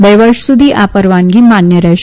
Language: Gujarati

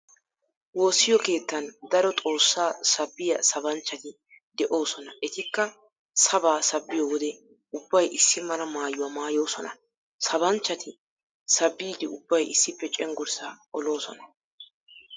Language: Wolaytta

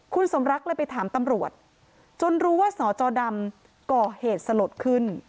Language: Thai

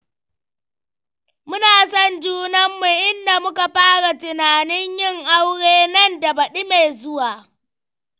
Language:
Hausa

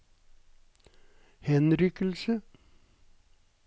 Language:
Norwegian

